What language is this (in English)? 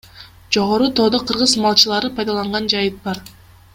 Kyrgyz